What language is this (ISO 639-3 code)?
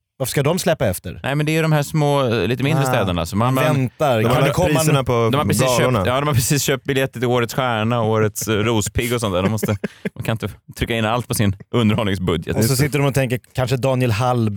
swe